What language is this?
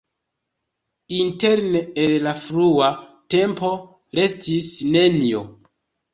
Esperanto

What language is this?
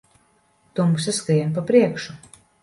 Latvian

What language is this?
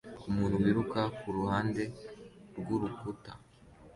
Kinyarwanda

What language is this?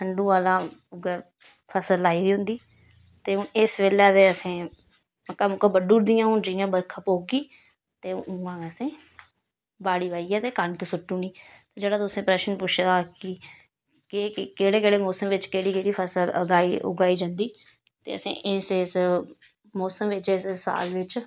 Dogri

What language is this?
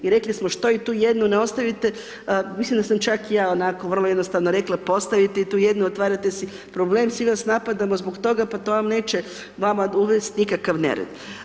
Croatian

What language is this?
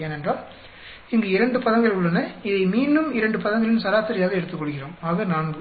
Tamil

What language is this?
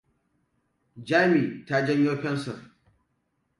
Hausa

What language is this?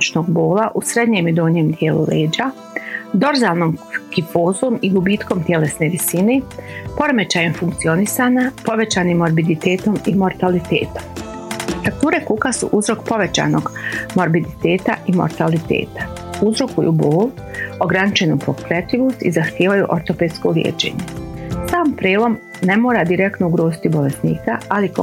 Croatian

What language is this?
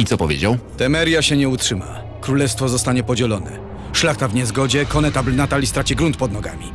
Polish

